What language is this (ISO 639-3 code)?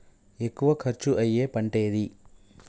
tel